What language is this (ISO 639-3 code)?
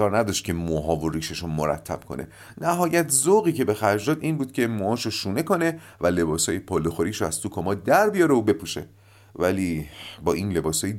fas